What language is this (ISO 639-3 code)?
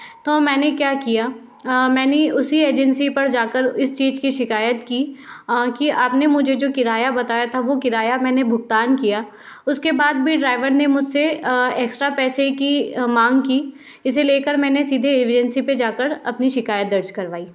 hin